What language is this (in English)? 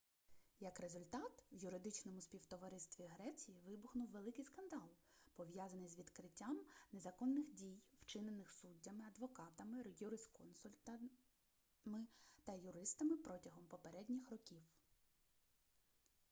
Ukrainian